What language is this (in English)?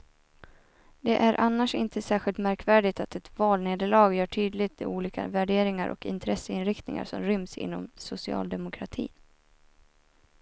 Swedish